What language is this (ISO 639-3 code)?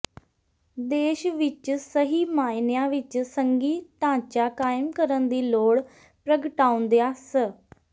pan